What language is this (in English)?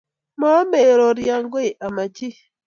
Kalenjin